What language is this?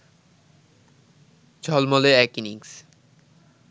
Bangla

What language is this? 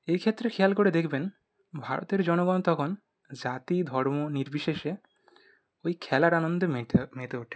Bangla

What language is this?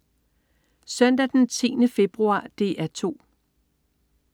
Danish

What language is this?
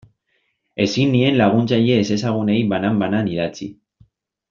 Basque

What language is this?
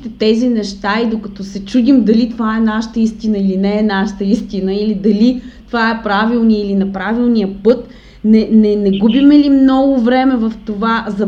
Bulgarian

